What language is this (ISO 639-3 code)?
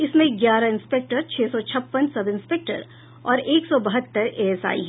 hin